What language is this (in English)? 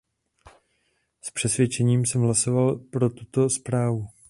Czech